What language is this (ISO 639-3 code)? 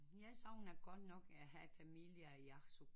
dan